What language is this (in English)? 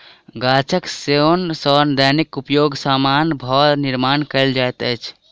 Maithili